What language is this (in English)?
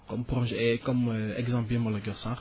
Wolof